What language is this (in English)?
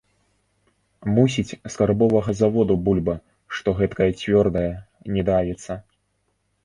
Belarusian